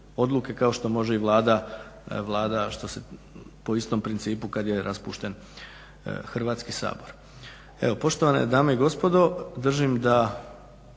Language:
Croatian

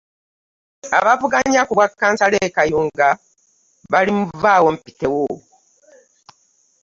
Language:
Ganda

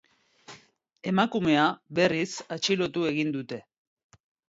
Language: Basque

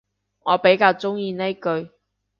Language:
Cantonese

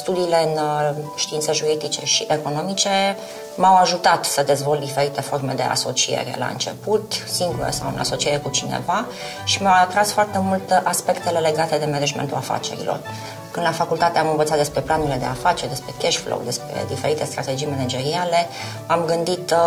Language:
Romanian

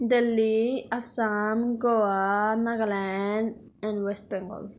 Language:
Nepali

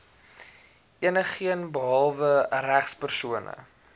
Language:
Afrikaans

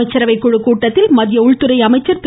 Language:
Tamil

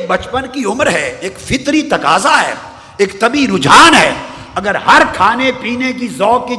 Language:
Urdu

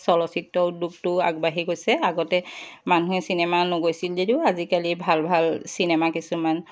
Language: Assamese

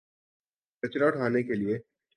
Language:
Urdu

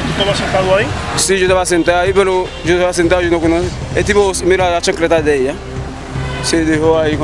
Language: Italian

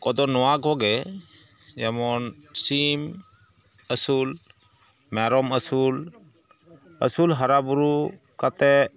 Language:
Santali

